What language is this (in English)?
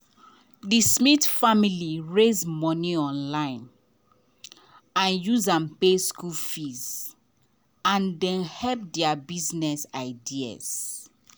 Nigerian Pidgin